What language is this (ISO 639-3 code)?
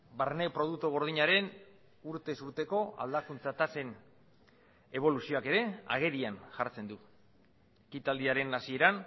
eus